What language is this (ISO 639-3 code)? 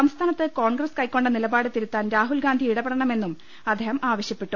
mal